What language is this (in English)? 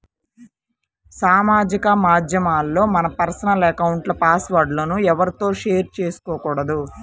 Telugu